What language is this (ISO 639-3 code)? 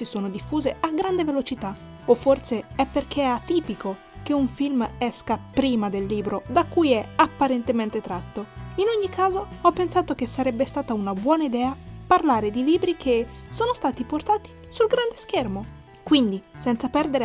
ita